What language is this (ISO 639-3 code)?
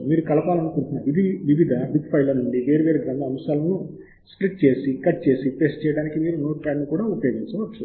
tel